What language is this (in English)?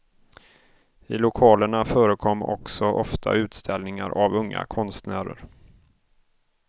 Swedish